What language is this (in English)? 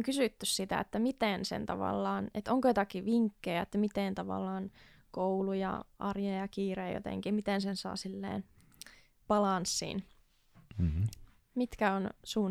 Finnish